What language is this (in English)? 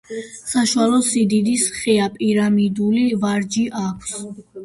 Georgian